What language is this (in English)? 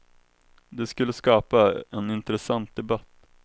Swedish